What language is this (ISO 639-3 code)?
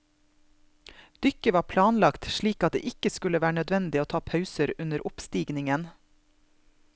nor